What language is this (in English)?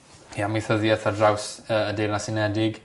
Welsh